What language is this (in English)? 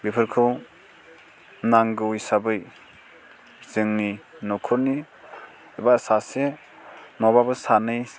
Bodo